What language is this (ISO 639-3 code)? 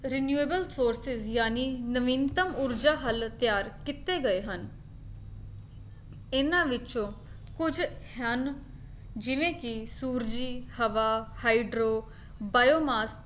pan